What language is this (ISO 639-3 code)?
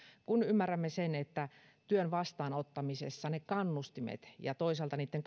fin